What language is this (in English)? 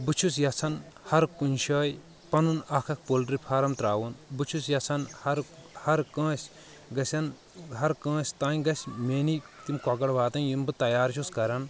Kashmiri